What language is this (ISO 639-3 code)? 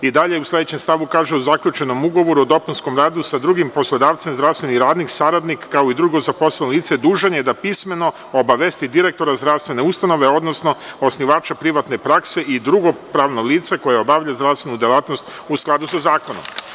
srp